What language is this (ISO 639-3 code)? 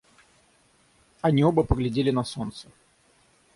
rus